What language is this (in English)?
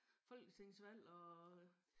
Danish